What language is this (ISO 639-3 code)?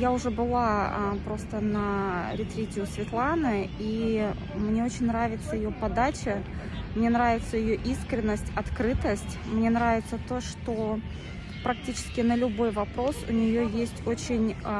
rus